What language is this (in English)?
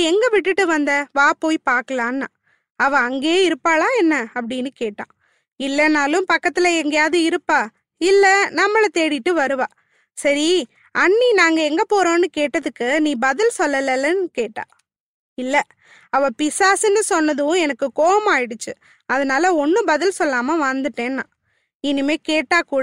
Tamil